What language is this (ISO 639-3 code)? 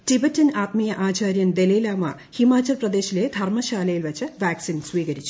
mal